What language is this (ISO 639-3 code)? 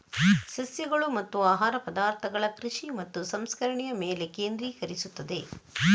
kan